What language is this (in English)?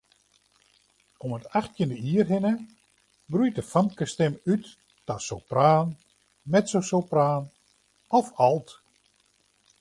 Western Frisian